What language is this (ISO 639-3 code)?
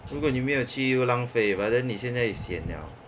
eng